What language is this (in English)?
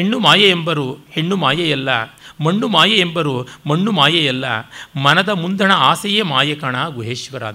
Kannada